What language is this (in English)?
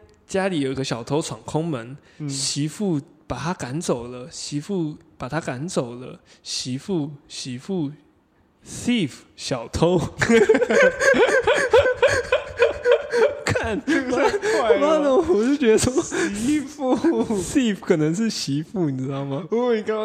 Chinese